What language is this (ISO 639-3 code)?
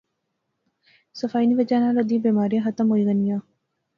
phr